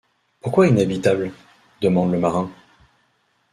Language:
French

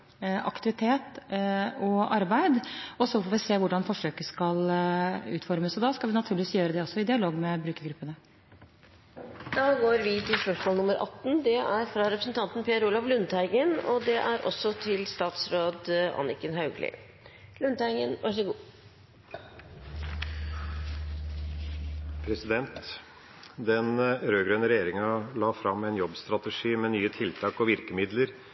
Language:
Norwegian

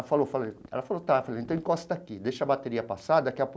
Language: Portuguese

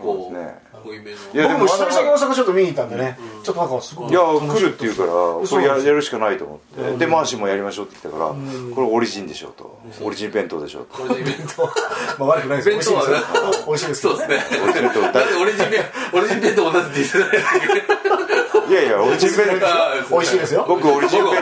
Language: Japanese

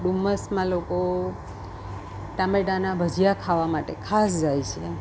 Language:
Gujarati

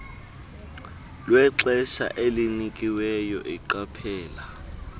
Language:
Xhosa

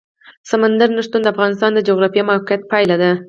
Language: Pashto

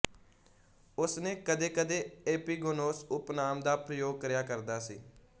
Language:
Punjabi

